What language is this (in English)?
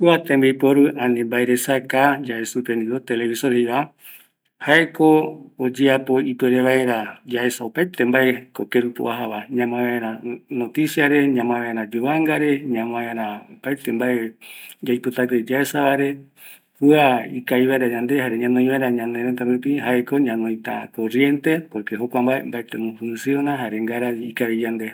Eastern Bolivian Guaraní